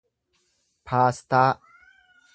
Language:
Oromo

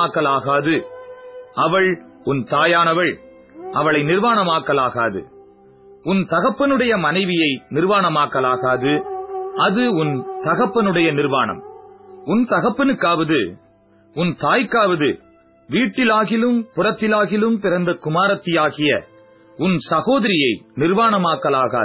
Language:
Tamil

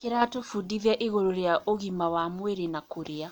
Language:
Kikuyu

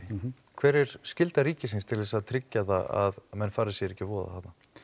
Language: Icelandic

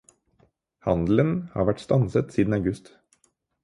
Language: Norwegian Bokmål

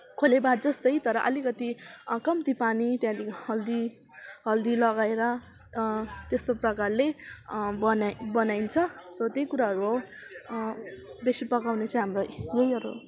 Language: Nepali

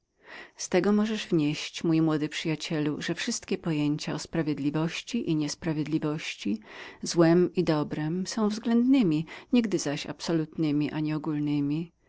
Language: Polish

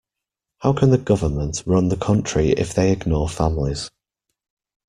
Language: English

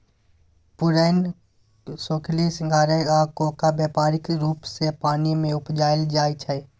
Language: Maithili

